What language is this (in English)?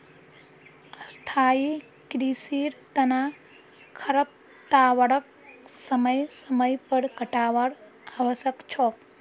Magahi